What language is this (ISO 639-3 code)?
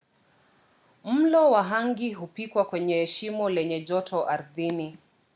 swa